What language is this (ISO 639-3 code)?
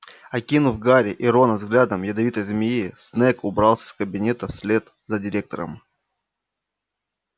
rus